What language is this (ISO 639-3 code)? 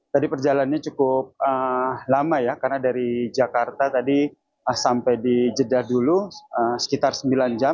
ind